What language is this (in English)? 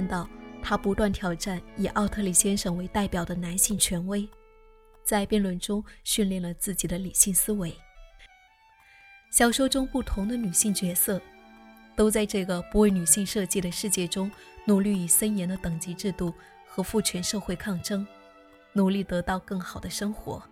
Chinese